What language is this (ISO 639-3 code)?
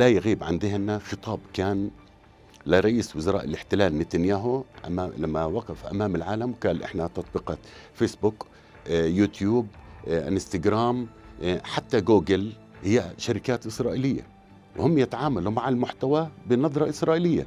ara